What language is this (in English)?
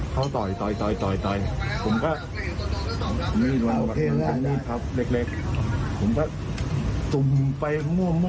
Thai